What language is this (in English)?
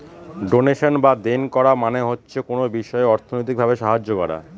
Bangla